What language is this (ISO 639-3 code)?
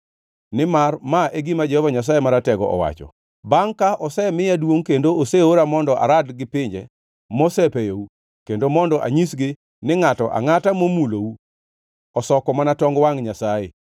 luo